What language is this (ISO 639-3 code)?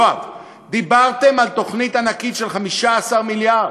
heb